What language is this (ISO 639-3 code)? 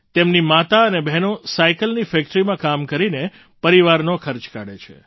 guj